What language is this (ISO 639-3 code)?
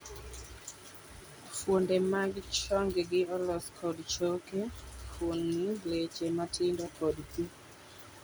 luo